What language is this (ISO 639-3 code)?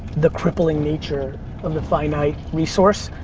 eng